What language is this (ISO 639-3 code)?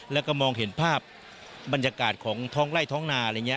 tha